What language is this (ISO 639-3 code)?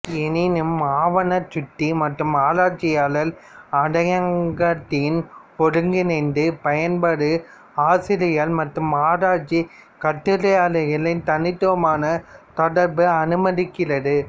tam